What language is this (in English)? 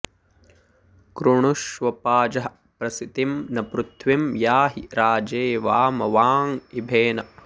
Sanskrit